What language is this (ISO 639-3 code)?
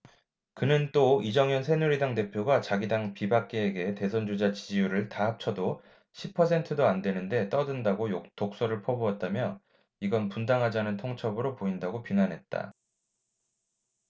kor